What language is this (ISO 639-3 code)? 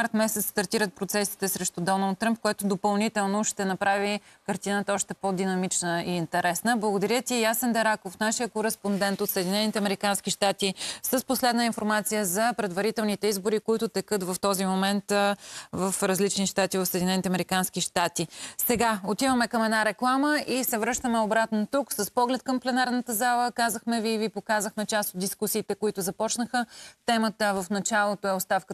bul